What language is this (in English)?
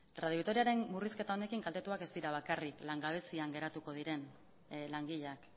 Basque